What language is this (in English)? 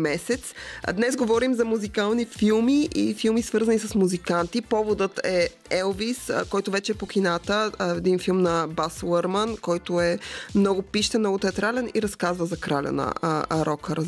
Bulgarian